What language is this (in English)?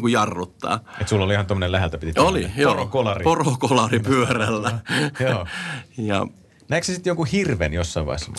Finnish